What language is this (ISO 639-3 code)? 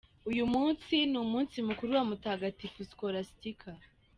kin